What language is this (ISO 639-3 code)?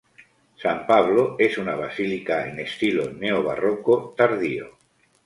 spa